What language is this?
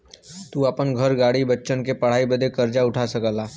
Bhojpuri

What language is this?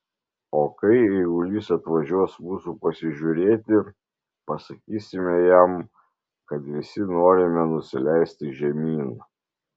Lithuanian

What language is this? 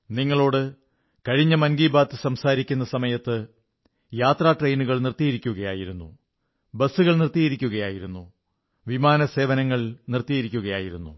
Malayalam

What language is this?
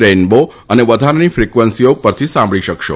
Gujarati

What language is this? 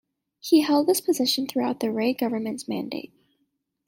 English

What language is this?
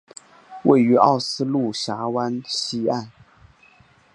Chinese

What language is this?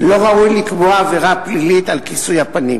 Hebrew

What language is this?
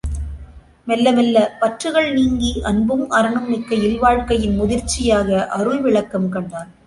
Tamil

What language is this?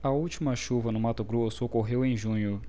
Portuguese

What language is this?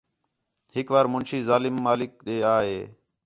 Khetrani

